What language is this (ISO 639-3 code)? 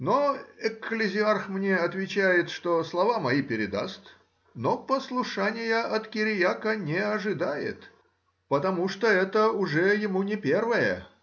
rus